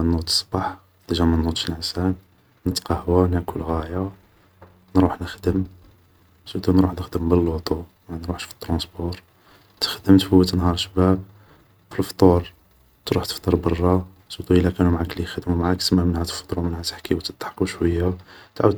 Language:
Algerian Arabic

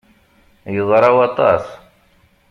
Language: Kabyle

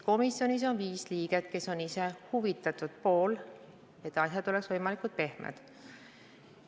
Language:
Estonian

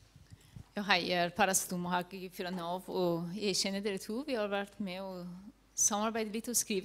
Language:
Norwegian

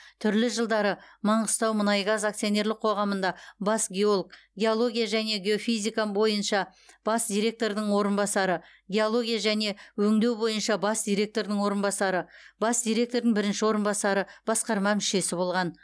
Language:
Kazakh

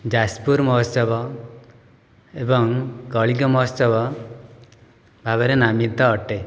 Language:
Odia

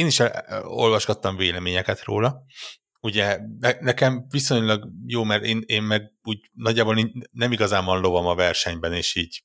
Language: Hungarian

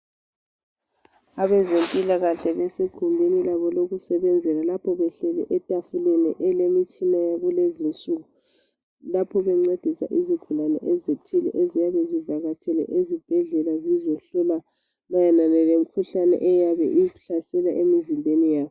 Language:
North Ndebele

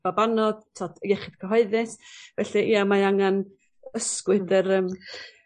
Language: Welsh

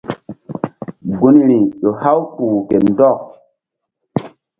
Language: Mbum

